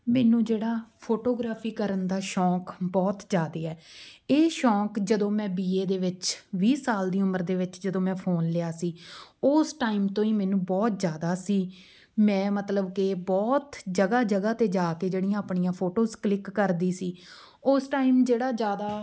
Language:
Punjabi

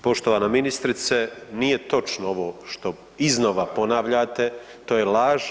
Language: Croatian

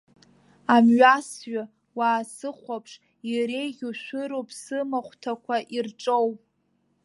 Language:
Abkhazian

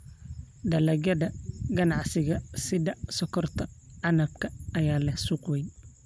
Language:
Somali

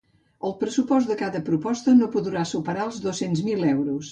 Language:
Catalan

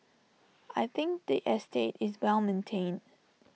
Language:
English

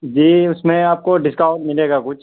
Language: Urdu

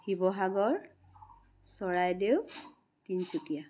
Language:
Assamese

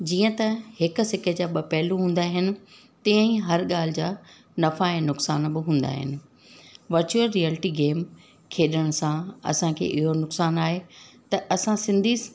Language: Sindhi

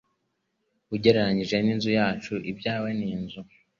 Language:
Kinyarwanda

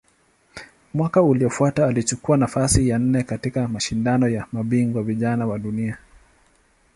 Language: Swahili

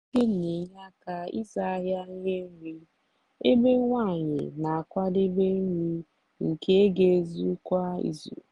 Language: Igbo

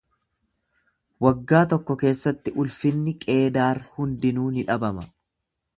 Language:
Oromo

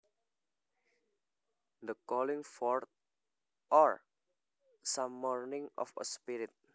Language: Javanese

